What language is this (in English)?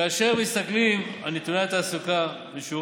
Hebrew